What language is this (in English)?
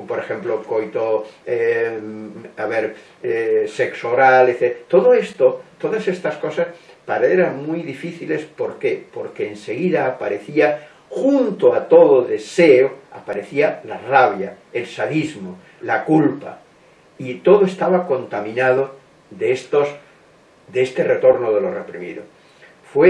Spanish